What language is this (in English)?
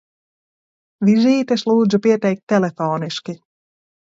Latvian